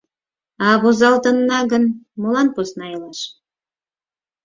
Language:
Mari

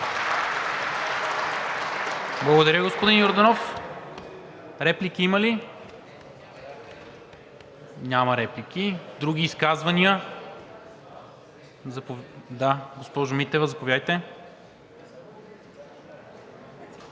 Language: Bulgarian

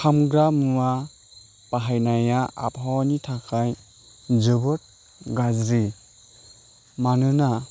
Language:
Bodo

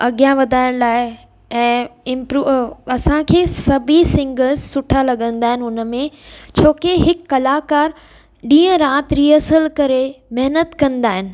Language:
Sindhi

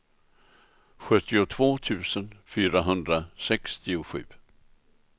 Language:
Swedish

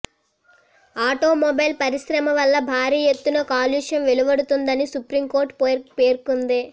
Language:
Telugu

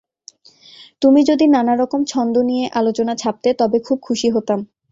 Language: Bangla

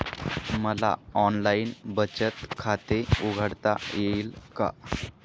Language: Marathi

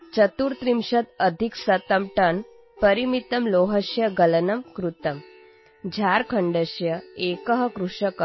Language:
Urdu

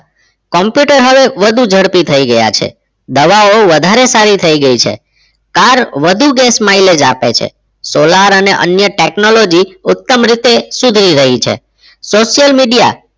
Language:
Gujarati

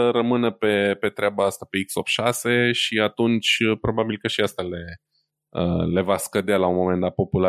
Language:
Romanian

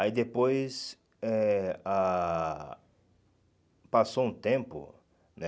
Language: Portuguese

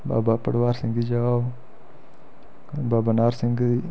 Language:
Dogri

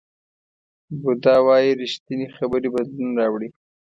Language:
Pashto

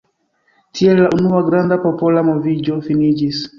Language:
Esperanto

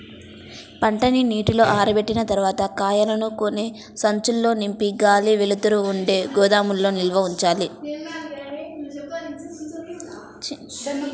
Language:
Telugu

